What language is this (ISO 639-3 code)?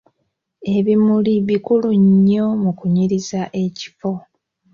lug